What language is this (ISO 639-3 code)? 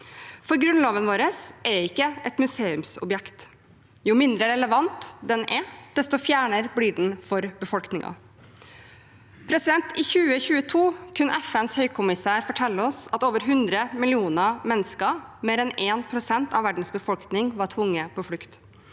nor